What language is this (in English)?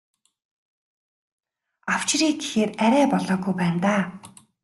Mongolian